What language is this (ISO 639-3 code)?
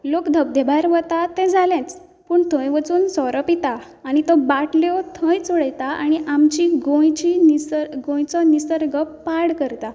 kok